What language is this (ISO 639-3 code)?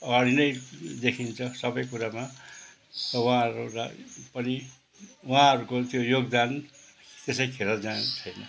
nep